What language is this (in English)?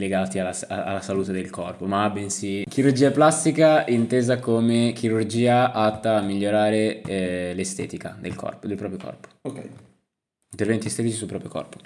Italian